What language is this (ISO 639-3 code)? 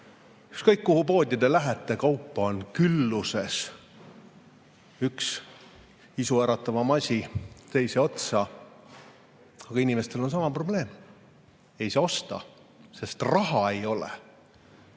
est